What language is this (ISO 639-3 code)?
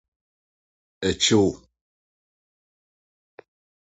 aka